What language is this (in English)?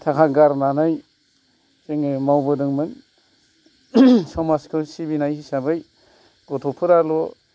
Bodo